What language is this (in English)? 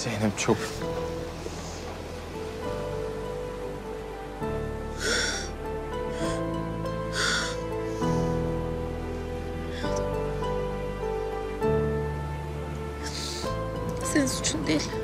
Turkish